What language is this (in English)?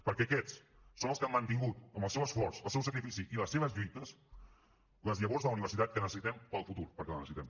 Catalan